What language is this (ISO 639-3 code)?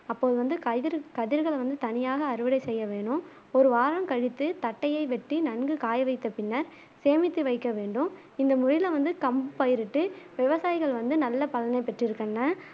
tam